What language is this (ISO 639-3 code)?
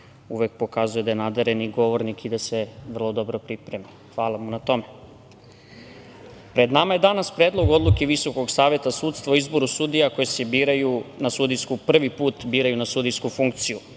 srp